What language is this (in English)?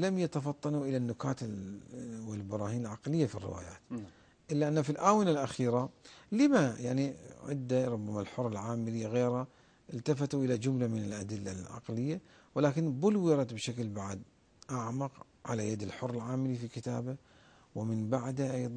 Arabic